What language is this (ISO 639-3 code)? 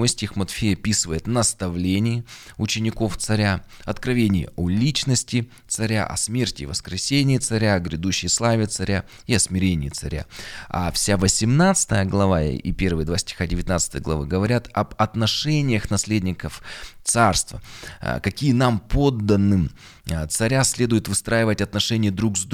rus